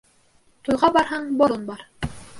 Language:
Bashkir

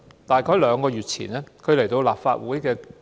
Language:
Cantonese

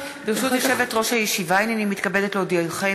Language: Hebrew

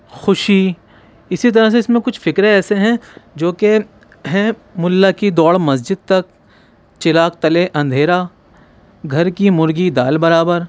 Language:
Urdu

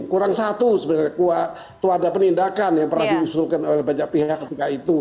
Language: Indonesian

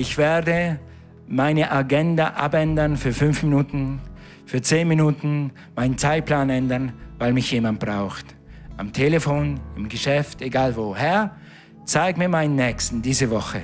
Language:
German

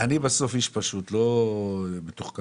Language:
Hebrew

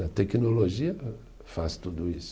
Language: Portuguese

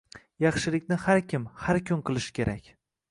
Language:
Uzbek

